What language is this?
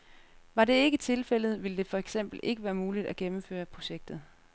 Danish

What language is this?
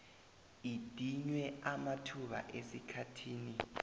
South Ndebele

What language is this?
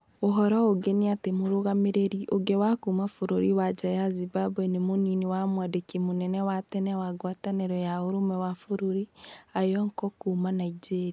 Kikuyu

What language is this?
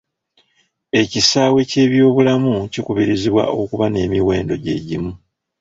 Ganda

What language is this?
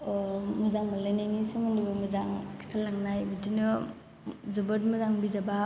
Bodo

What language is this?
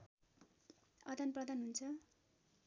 Nepali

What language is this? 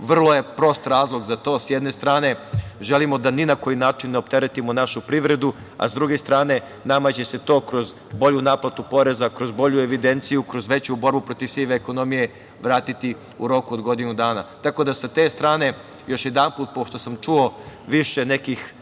Serbian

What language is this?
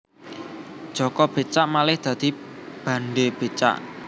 Javanese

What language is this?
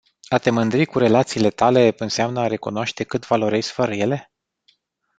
Romanian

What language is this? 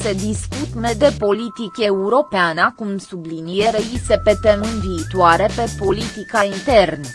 Romanian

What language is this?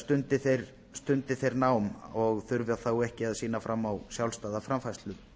Icelandic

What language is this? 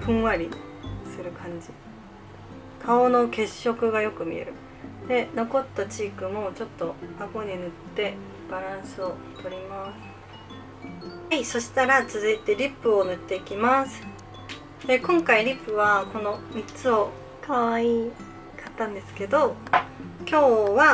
Japanese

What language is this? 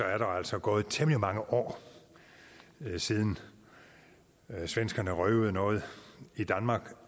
Danish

